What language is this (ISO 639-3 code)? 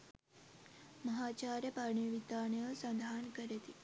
sin